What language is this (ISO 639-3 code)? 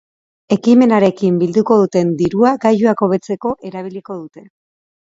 eus